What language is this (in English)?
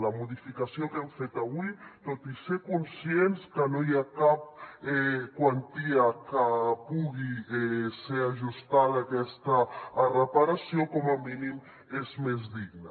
Catalan